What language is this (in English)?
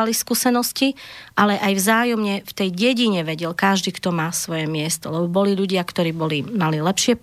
Slovak